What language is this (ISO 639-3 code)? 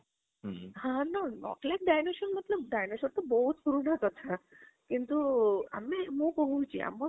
ori